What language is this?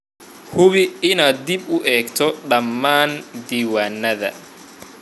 Somali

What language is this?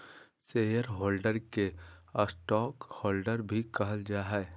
Magahi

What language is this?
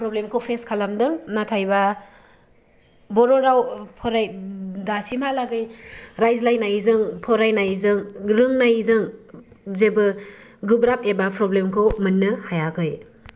Bodo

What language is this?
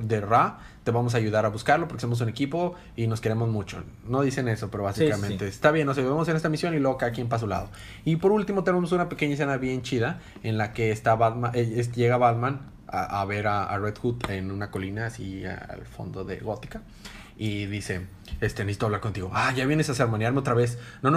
Spanish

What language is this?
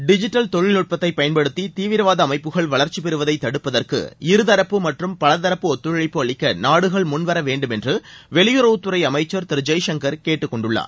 Tamil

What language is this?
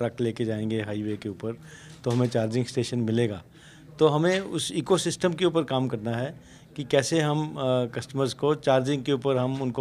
Hindi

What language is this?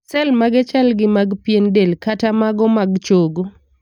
Luo (Kenya and Tanzania)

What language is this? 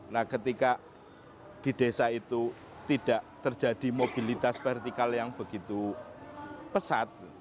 Indonesian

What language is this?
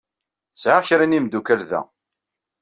Kabyle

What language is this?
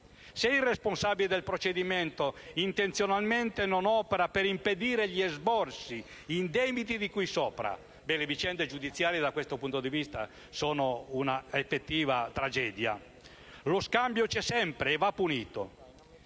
Italian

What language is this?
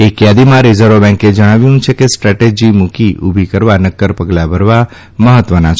Gujarati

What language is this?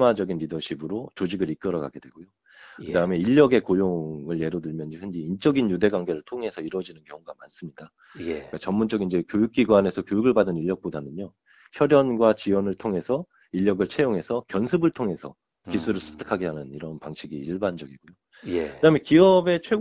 Korean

